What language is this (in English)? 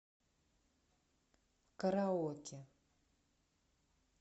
Russian